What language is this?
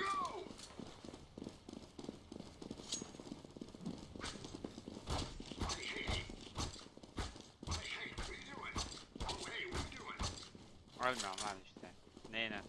Turkish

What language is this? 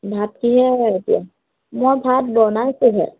Assamese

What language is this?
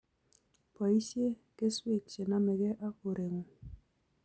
Kalenjin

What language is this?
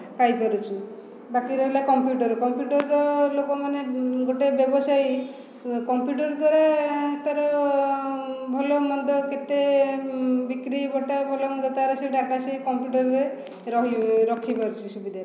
Odia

